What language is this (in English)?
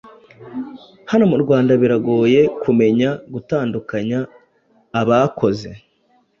Kinyarwanda